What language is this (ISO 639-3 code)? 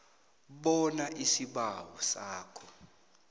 nbl